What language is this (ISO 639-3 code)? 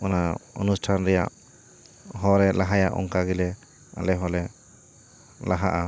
sat